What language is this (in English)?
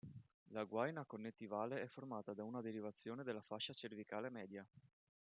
Italian